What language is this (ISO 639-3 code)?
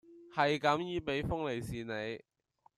yue